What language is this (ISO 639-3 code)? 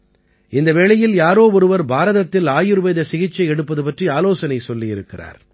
tam